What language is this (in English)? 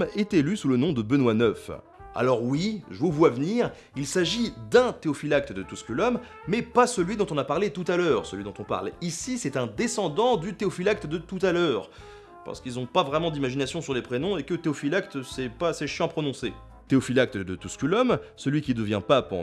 French